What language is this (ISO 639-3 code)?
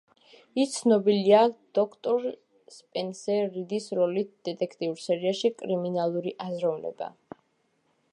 kat